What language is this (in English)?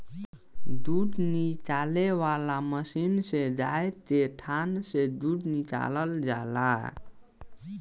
Bhojpuri